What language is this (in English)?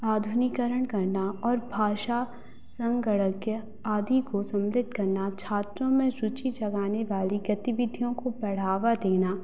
Hindi